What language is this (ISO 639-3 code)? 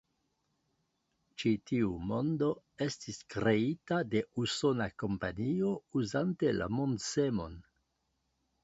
epo